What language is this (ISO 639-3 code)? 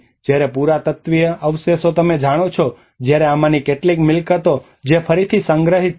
guj